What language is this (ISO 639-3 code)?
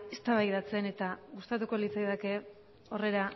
eus